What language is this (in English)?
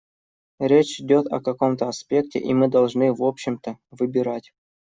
Russian